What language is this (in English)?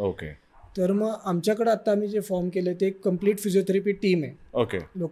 Marathi